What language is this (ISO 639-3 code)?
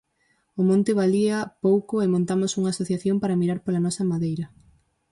glg